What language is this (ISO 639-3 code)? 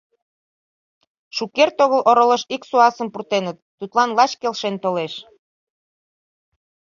chm